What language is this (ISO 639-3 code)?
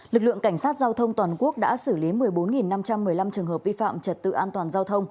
vie